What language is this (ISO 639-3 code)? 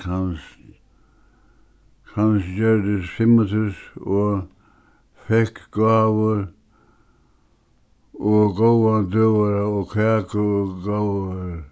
fao